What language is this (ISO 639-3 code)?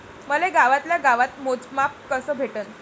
mar